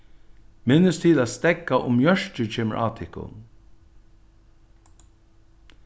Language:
Faroese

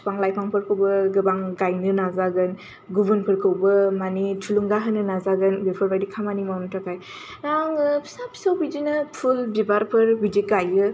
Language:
Bodo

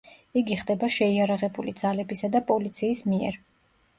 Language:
Georgian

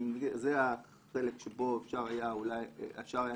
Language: Hebrew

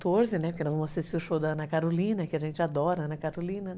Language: Portuguese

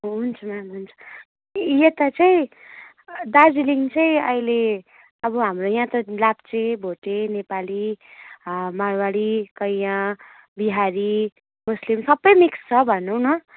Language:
Nepali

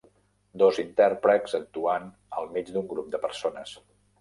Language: Catalan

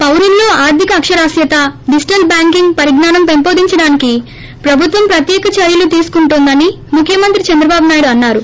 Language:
Telugu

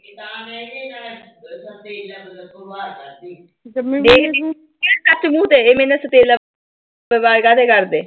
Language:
Punjabi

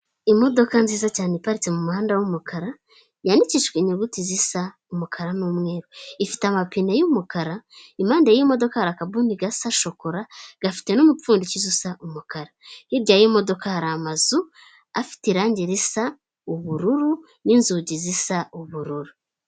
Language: Kinyarwanda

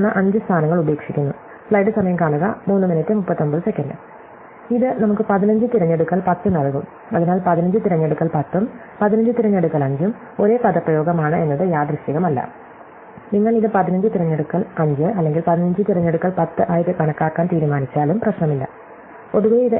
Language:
Malayalam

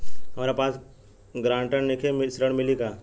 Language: Bhojpuri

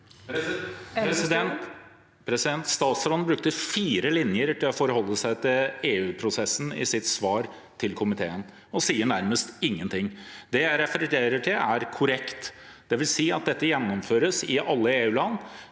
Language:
Norwegian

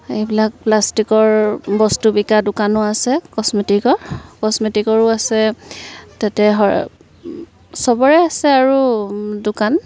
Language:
Assamese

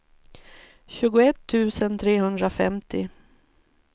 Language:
Swedish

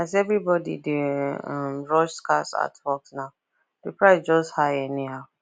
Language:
Nigerian Pidgin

